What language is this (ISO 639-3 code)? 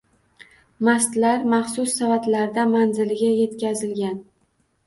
uzb